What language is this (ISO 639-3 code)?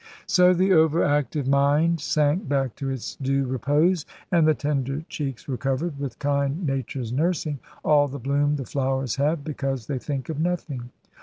eng